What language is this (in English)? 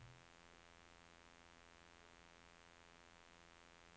Norwegian